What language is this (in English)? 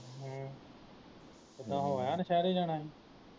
Punjabi